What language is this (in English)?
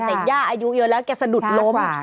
Thai